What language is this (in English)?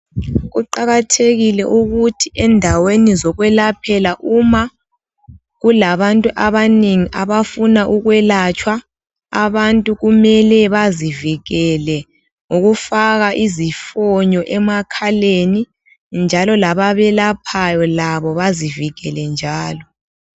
North Ndebele